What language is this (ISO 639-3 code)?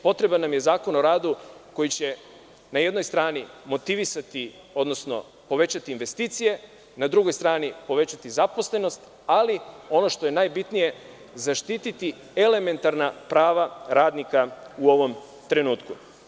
srp